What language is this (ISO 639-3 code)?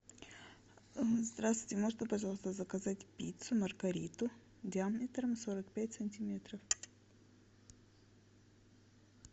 rus